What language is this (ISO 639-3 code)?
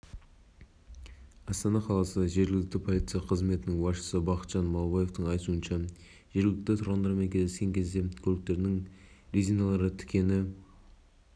kaz